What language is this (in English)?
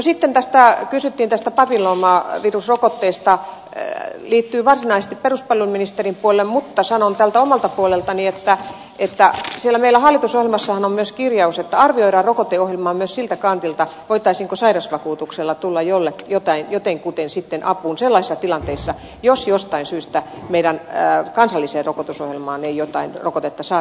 Finnish